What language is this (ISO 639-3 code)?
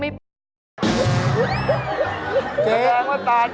tha